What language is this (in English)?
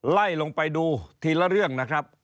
Thai